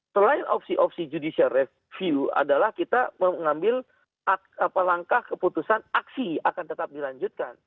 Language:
Indonesian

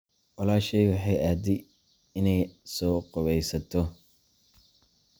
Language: Somali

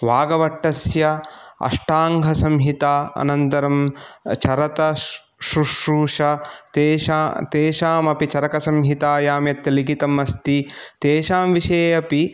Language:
Sanskrit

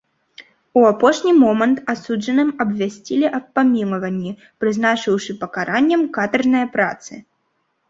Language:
Belarusian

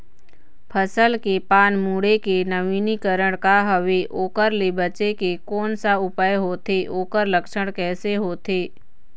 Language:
Chhattisgarhi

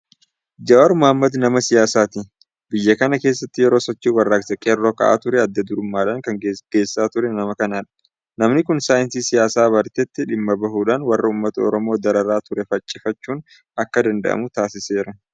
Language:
Oromo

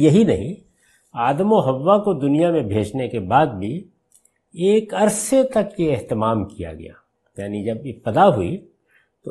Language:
Urdu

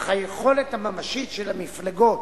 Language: Hebrew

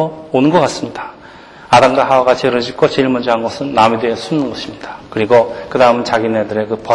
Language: Korean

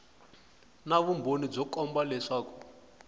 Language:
Tsonga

